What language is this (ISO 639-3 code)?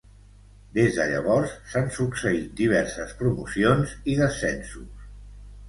cat